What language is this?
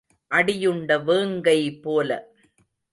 Tamil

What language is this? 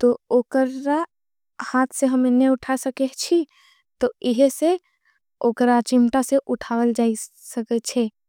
Angika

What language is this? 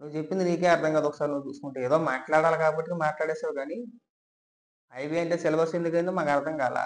Indonesian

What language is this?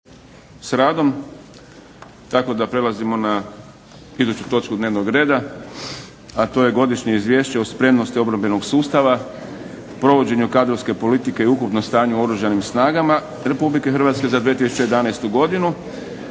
Croatian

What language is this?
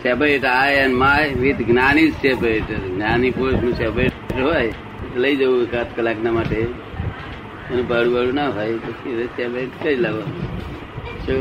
Gujarati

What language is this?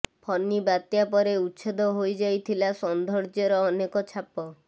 Odia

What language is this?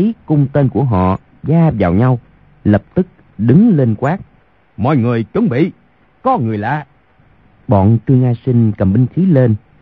Vietnamese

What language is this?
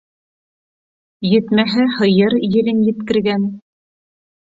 Bashkir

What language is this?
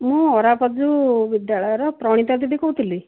Odia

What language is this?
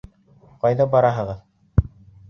Bashkir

